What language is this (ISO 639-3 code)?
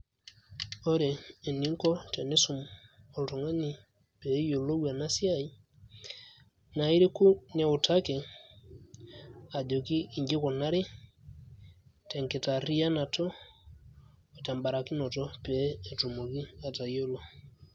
mas